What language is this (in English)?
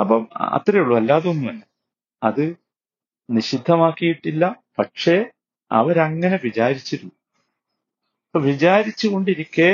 Malayalam